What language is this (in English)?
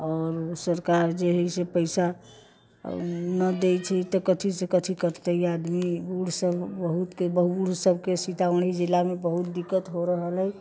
Maithili